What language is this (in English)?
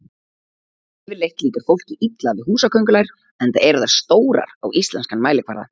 Icelandic